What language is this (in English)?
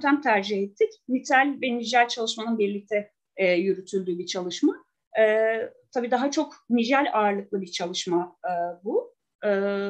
Turkish